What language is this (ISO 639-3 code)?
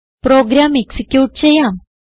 mal